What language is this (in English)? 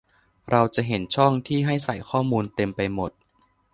Thai